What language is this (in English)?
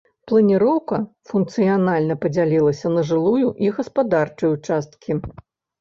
Belarusian